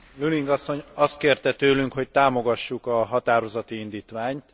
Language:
Hungarian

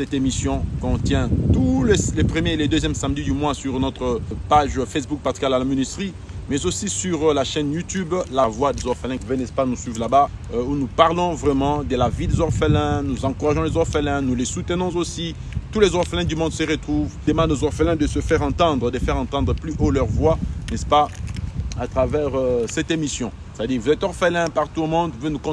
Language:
French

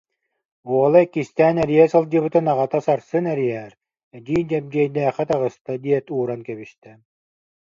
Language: Yakut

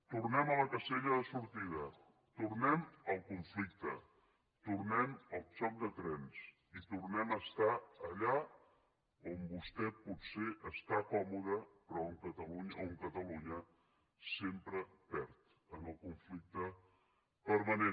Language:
Catalan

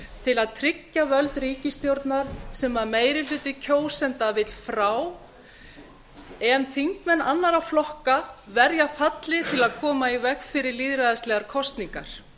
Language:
Icelandic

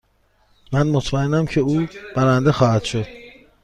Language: Persian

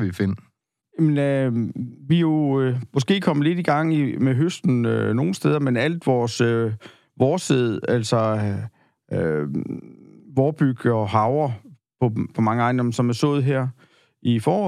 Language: Danish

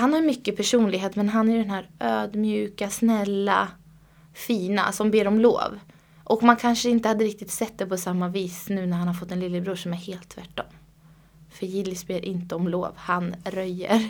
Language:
Swedish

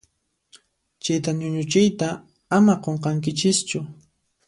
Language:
Puno Quechua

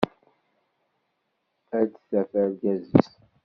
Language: Kabyle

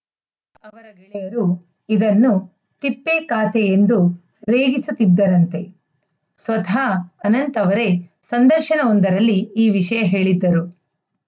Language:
Kannada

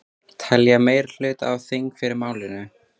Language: Icelandic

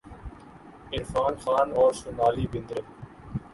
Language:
Urdu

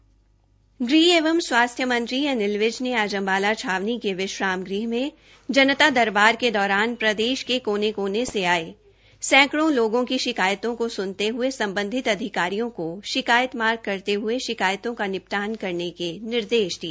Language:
Hindi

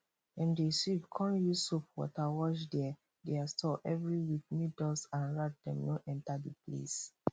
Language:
Nigerian Pidgin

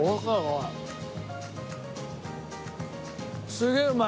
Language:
Japanese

